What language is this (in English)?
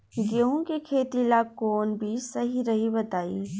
Bhojpuri